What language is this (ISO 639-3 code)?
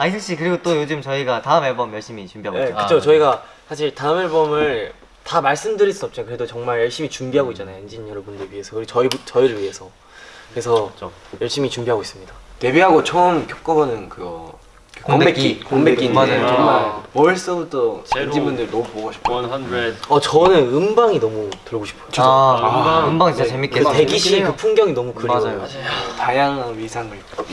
kor